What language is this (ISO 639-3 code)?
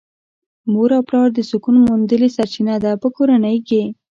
pus